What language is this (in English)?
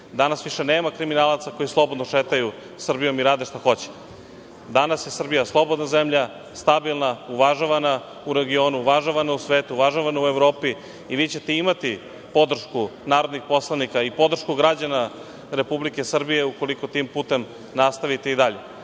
Serbian